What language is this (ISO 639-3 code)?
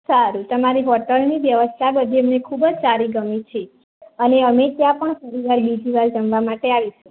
guj